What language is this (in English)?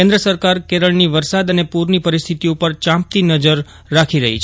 Gujarati